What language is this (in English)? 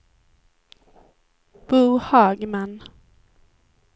Swedish